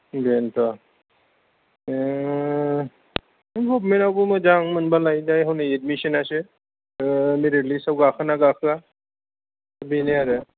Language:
Bodo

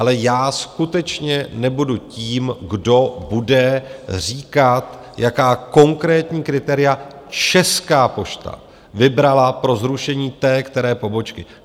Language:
Czech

